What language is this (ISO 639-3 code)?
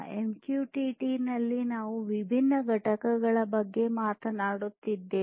kan